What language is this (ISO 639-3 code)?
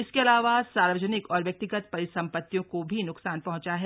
hin